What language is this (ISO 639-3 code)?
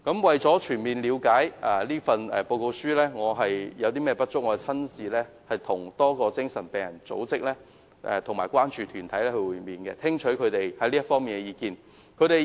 yue